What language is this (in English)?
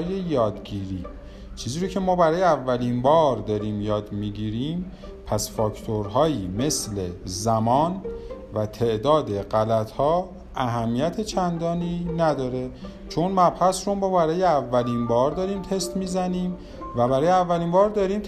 Persian